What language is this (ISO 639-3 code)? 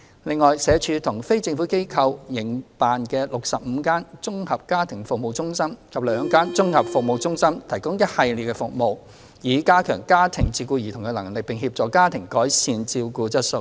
yue